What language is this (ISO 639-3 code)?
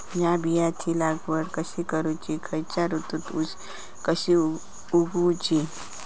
mar